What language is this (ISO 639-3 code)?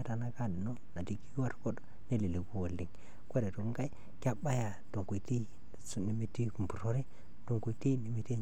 mas